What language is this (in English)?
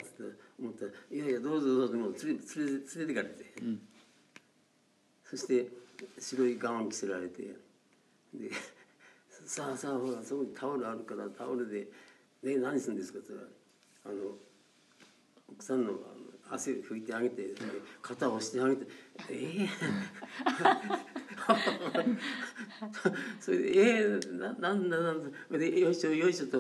Japanese